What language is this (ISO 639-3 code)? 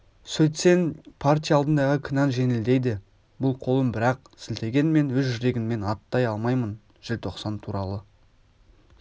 kaz